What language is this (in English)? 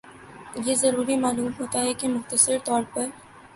Urdu